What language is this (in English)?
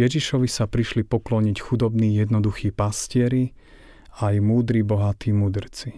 Slovak